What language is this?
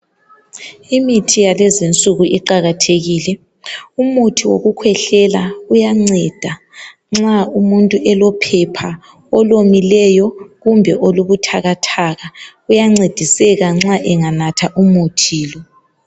North Ndebele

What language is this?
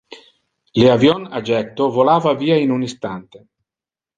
Interlingua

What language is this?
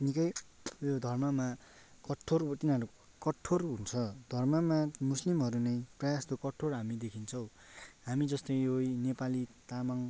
Nepali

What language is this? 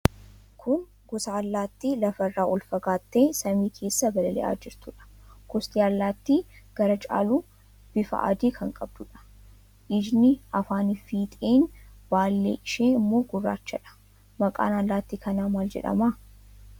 Oromo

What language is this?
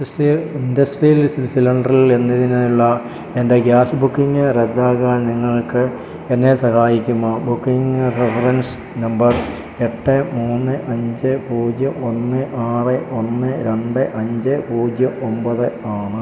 Malayalam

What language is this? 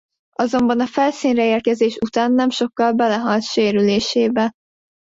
Hungarian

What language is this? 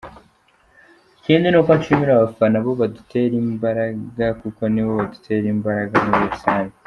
Kinyarwanda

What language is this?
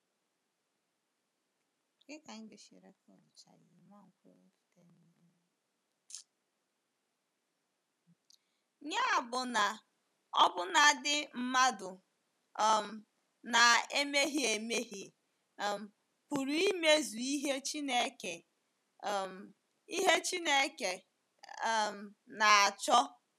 Igbo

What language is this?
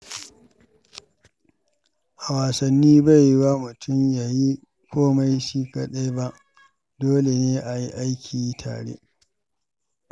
Hausa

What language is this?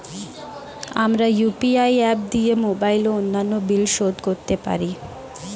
Bangla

